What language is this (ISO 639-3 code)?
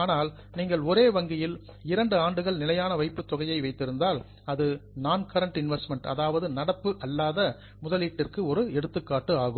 tam